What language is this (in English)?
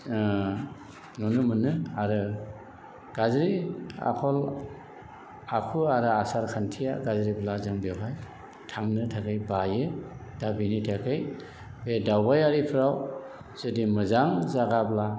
Bodo